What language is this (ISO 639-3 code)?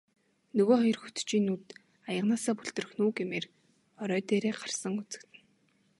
mon